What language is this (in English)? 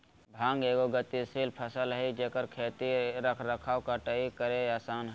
Magahi